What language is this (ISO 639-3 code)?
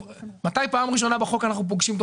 heb